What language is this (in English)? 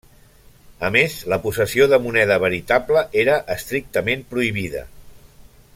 Catalan